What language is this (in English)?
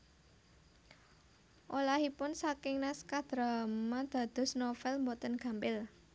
Javanese